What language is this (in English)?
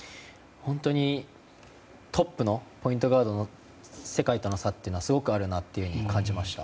Japanese